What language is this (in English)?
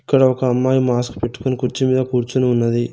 Telugu